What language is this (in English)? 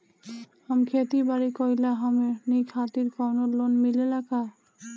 Bhojpuri